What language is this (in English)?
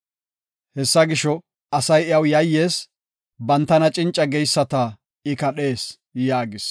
Gofa